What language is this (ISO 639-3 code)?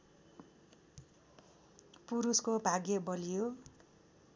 nep